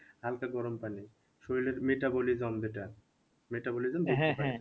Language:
Bangla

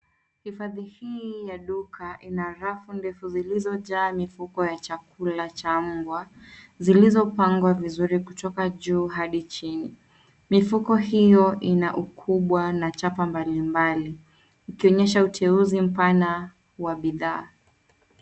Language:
Swahili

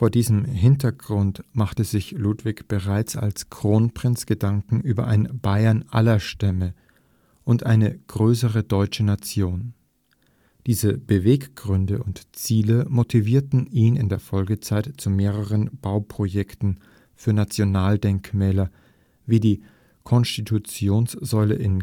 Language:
German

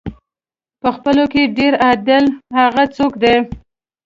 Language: Pashto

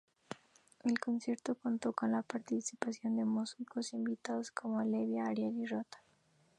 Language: Spanish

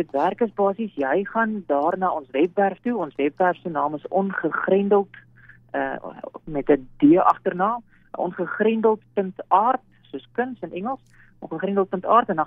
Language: Dutch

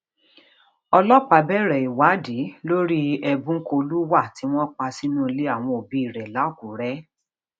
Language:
Yoruba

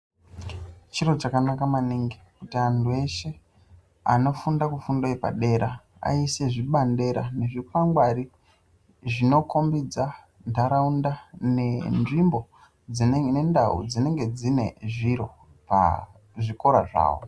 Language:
Ndau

